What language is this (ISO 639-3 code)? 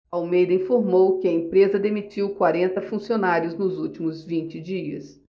por